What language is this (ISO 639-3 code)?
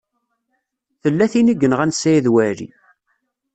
kab